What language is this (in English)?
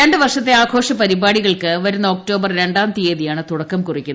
Malayalam